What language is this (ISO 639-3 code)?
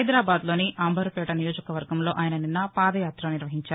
tel